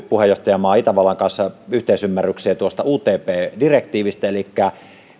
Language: Finnish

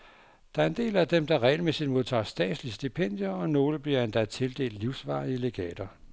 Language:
Danish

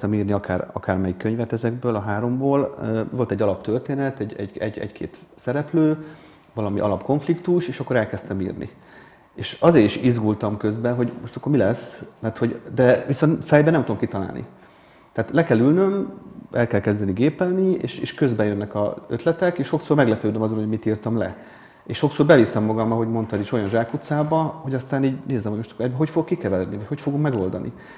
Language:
Hungarian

